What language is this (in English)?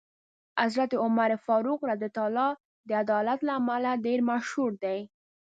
Pashto